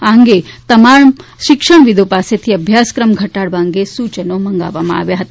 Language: Gujarati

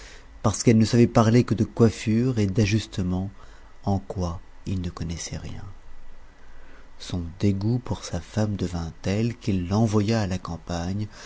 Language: French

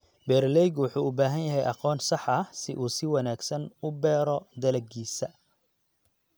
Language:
Somali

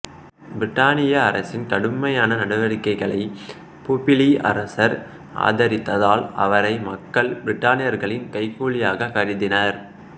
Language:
Tamil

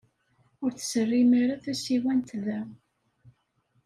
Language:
Kabyle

